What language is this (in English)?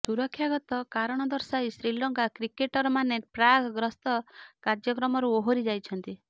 Odia